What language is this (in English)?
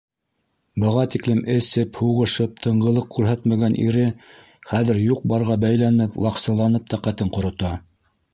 Bashkir